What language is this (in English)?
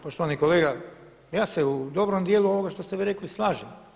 Croatian